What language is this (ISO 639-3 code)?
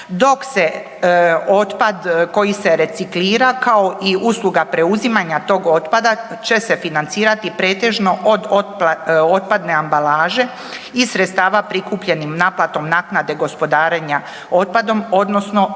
hrv